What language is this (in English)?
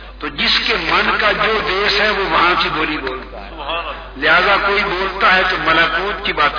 Urdu